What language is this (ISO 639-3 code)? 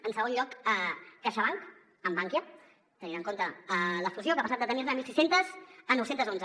cat